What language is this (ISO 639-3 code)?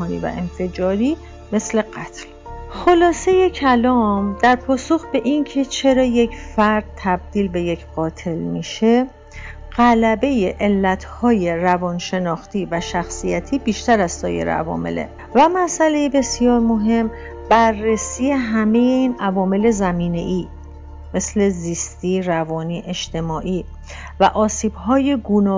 fas